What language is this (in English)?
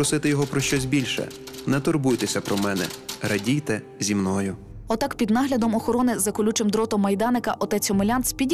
Ukrainian